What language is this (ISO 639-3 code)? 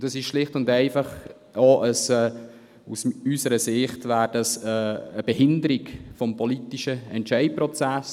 gsw